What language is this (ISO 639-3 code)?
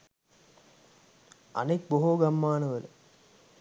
sin